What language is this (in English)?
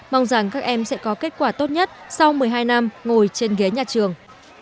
Vietnamese